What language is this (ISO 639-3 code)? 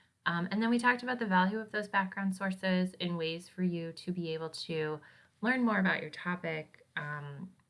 eng